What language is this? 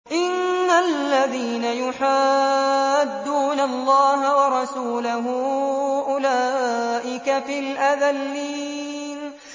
Arabic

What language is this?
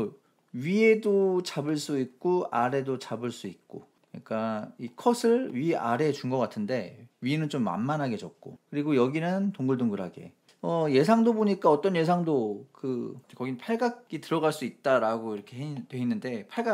Korean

